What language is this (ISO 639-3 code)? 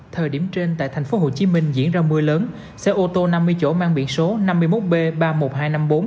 vie